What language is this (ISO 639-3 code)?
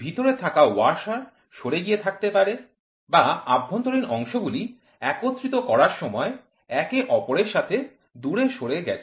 ben